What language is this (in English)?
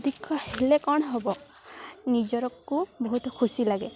Odia